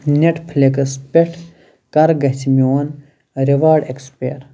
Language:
Kashmiri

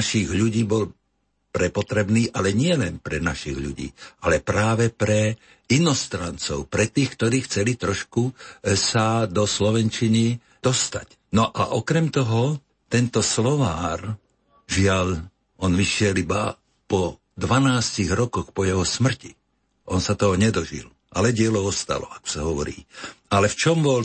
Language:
Slovak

